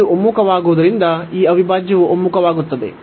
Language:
Kannada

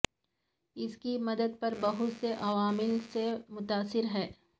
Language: Urdu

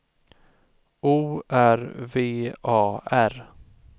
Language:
Swedish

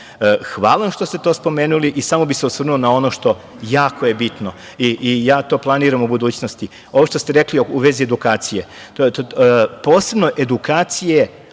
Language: Serbian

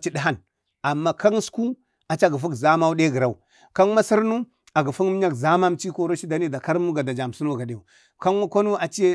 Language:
Bade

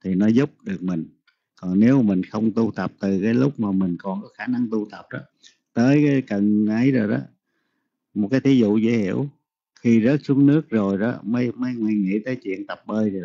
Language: Vietnamese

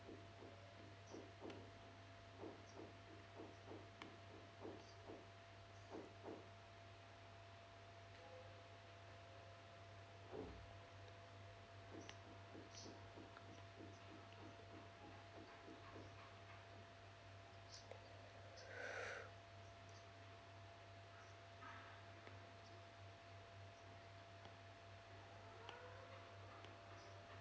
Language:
English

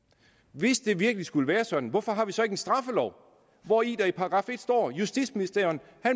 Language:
Danish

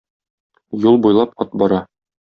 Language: Tatar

